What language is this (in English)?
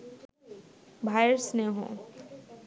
Bangla